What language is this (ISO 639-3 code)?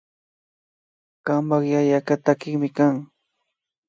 qvi